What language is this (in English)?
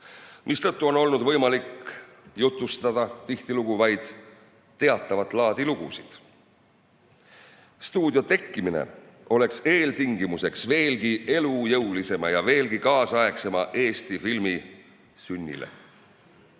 Estonian